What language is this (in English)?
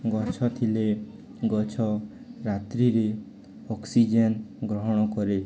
Odia